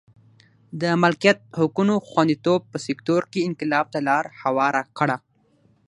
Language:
Pashto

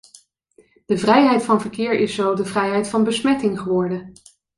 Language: Dutch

